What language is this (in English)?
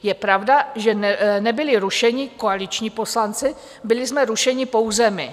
Czech